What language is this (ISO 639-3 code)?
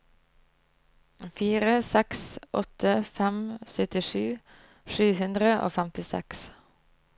nor